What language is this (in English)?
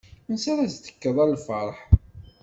Kabyle